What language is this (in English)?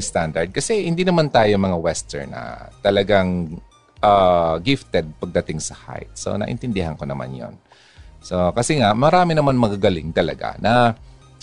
Filipino